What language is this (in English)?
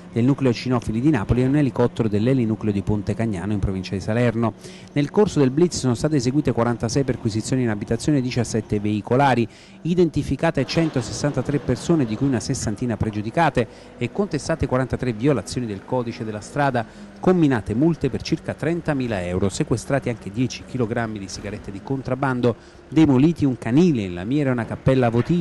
Italian